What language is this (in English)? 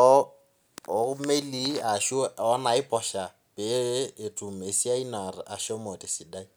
Masai